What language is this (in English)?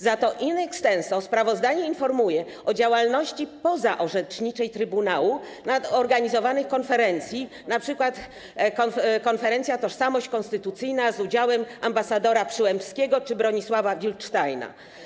Polish